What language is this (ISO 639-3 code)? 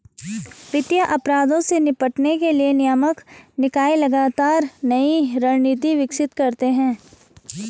hin